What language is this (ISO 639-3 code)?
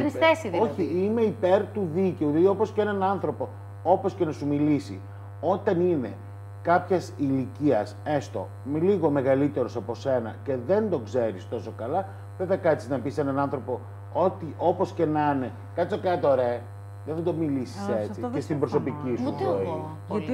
ell